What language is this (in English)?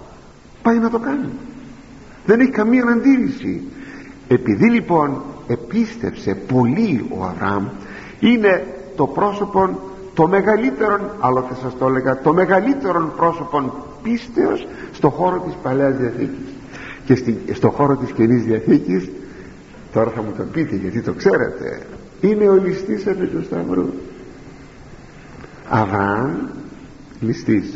Greek